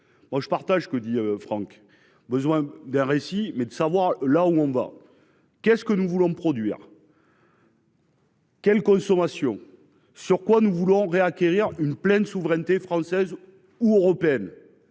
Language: French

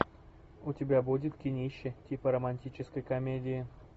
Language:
Russian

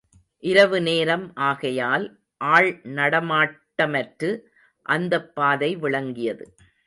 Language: Tamil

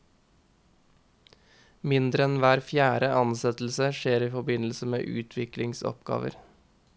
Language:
Norwegian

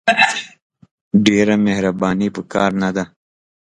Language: Pashto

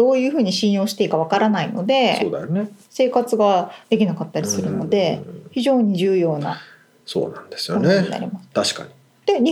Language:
Japanese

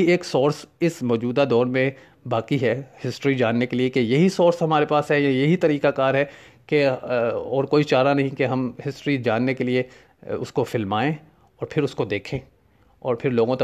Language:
Urdu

